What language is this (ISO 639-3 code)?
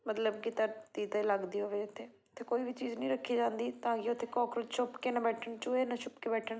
pan